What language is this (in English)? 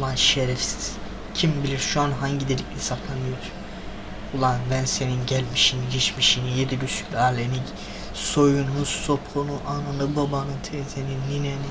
Turkish